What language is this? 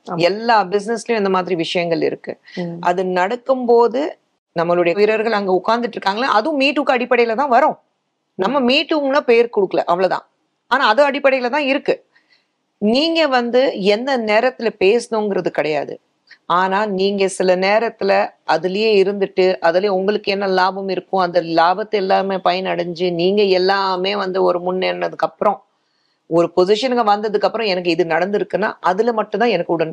Tamil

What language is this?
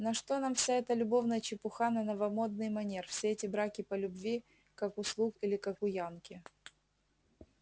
Russian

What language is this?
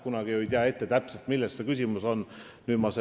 Estonian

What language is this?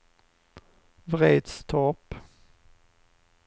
Swedish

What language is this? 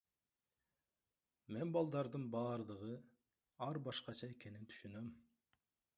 Kyrgyz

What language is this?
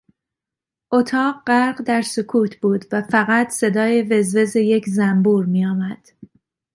Persian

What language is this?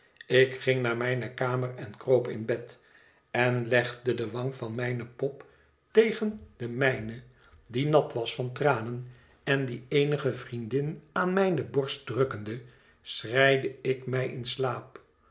Dutch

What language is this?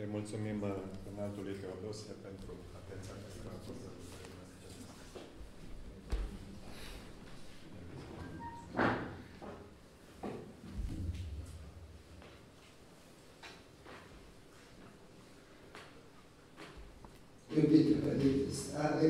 Romanian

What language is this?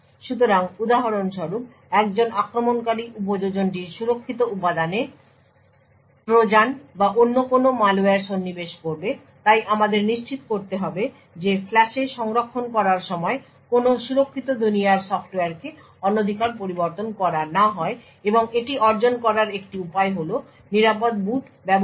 Bangla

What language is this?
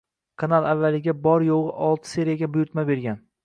Uzbek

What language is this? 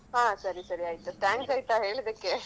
Kannada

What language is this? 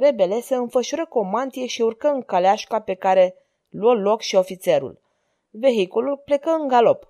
Romanian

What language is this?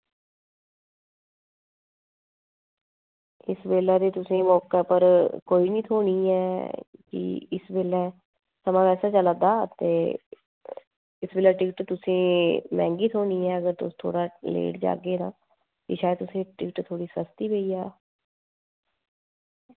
Dogri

